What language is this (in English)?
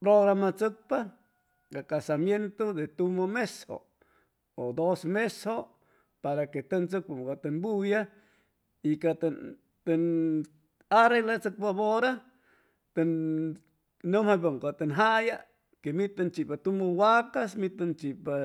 Chimalapa Zoque